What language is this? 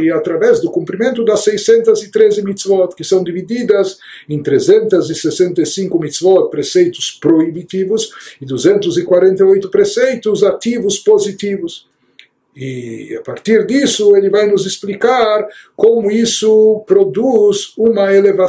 Portuguese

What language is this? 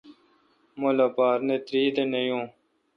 Kalkoti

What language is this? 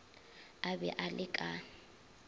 Northern Sotho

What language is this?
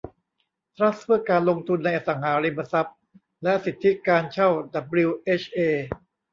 Thai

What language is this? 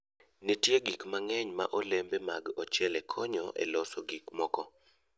Luo (Kenya and Tanzania)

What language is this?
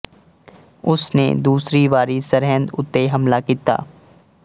Punjabi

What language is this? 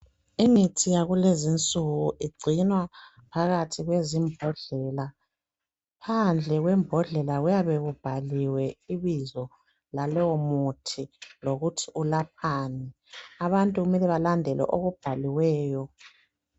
North Ndebele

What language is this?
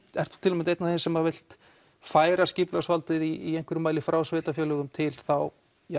Icelandic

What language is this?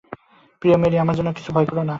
Bangla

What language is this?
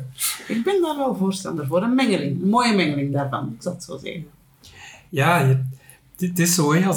Dutch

